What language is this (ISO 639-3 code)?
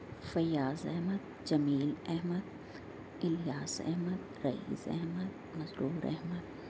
urd